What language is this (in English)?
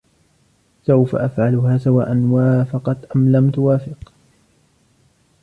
Arabic